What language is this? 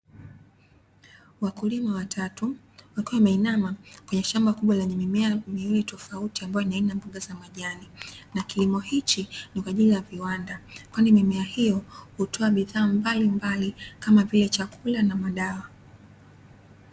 Swahili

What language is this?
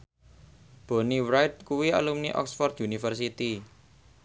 Javanese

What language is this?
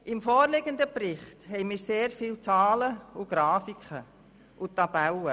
Swiss German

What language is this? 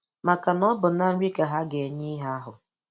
Igbo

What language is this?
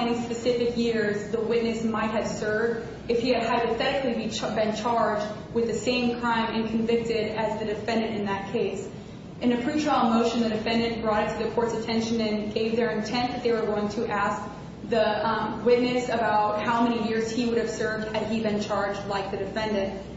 English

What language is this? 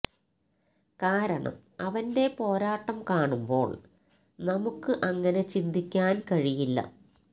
Malayalam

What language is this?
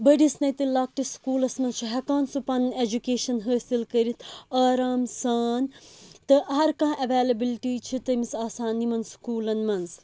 Kashmiri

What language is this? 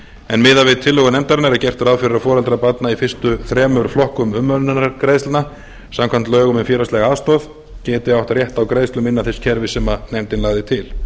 Icelandic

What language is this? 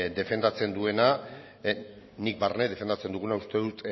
Basque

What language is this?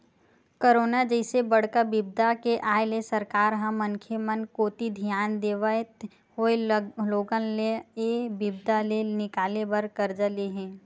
Chhattisgarhi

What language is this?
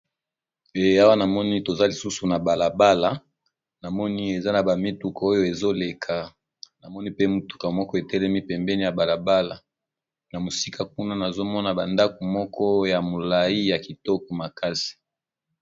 Lingala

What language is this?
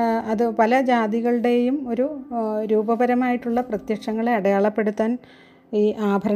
Malayalam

